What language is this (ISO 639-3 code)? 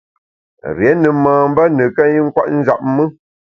bax